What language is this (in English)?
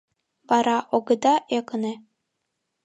Mari